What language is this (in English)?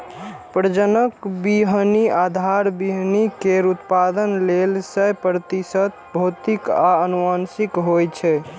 Maithili